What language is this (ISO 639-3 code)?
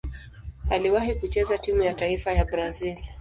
swa